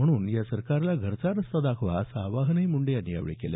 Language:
Marathi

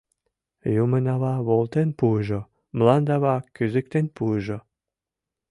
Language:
Mari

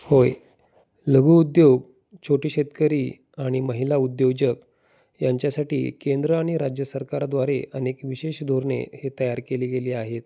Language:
Marathi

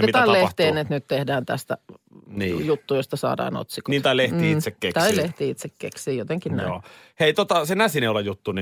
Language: Finnish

